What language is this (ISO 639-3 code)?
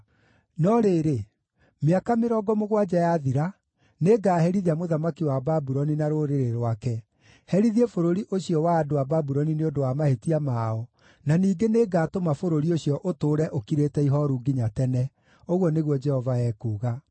kik